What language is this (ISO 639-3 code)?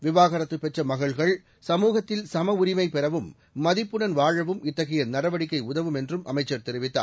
tam